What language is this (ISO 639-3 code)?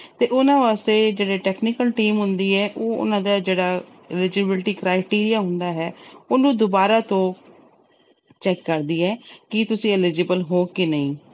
pan